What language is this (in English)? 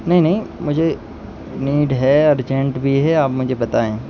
Urdu